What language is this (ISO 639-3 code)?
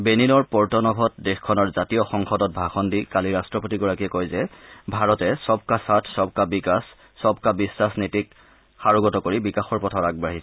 asm